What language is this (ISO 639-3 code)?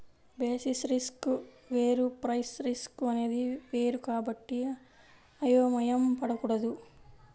tel